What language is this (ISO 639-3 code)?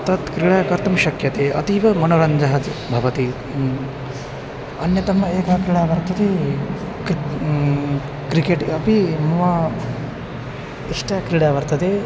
san